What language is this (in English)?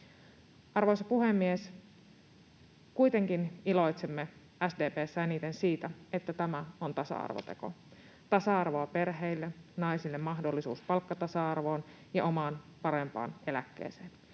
Finnish